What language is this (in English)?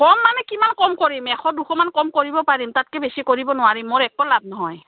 Assamese